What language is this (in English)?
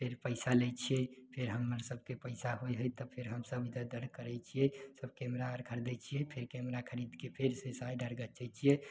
Maithili